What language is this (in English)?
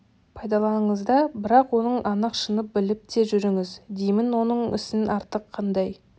Kazakh